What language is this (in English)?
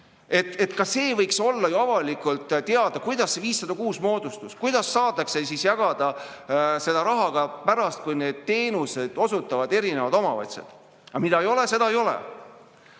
Estonian